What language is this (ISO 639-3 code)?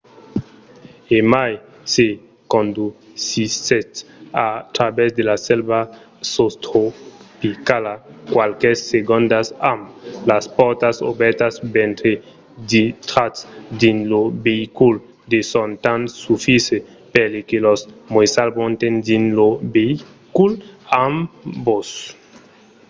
oci